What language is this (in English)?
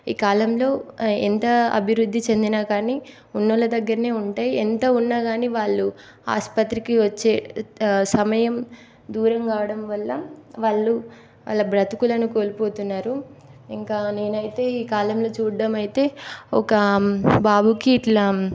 Telugu